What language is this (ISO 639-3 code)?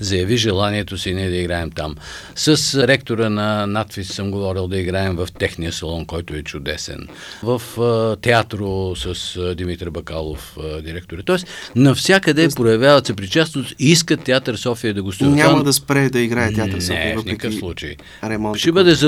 bul